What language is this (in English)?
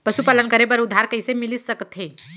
Chhattisgarhi